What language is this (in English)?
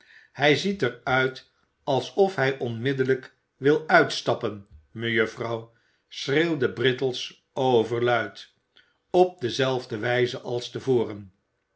Dutch